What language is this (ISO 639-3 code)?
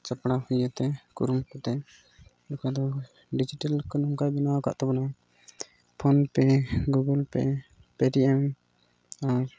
sat